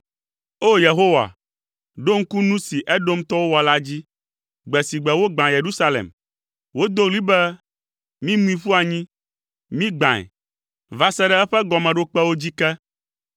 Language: Ewe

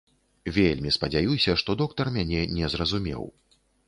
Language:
Belarusian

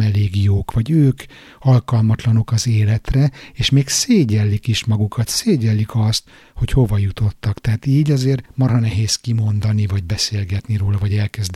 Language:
Hungarian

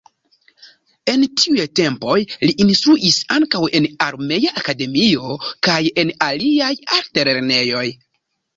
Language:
Esperanto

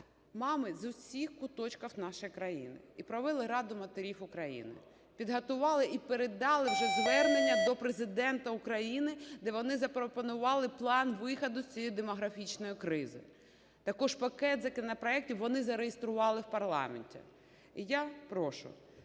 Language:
Ukrainian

